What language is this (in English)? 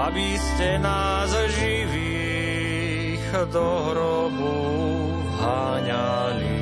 Slovak